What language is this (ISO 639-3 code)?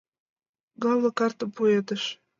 chm